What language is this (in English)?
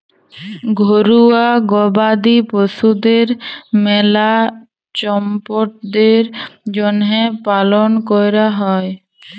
Bangla